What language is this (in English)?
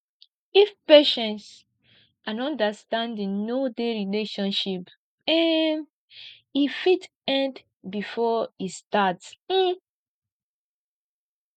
Nigerian Pidgin